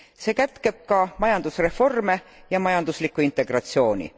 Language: Estonian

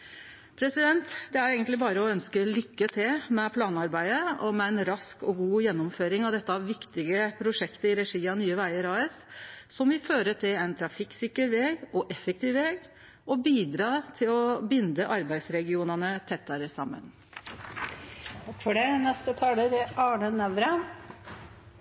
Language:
Norwegian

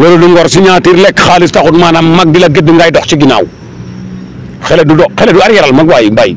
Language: Arabic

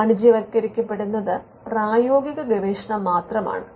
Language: Malayalam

